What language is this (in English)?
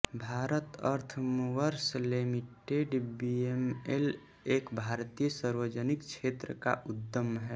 Hindi